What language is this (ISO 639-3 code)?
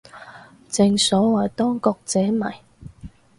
yue